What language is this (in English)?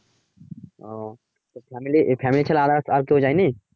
Bangla